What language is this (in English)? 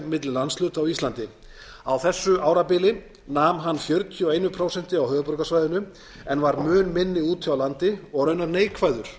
Icelandic